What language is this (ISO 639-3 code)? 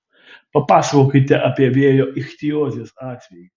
lit